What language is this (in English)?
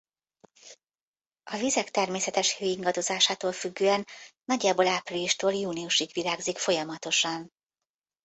Hungarian